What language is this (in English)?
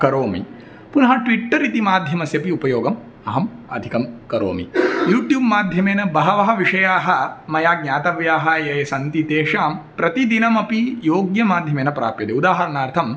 Sanskrit